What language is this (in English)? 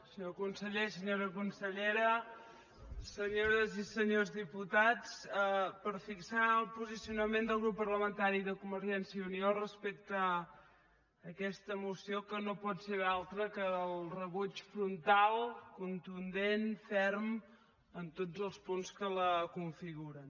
Catalan